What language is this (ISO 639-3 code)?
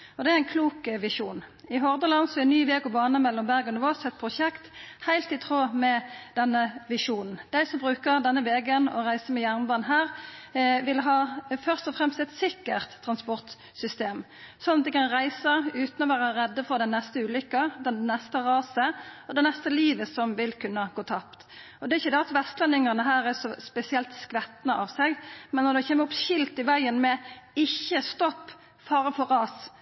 nno